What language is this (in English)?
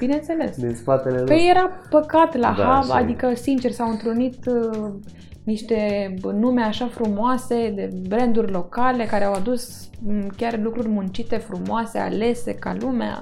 Romanian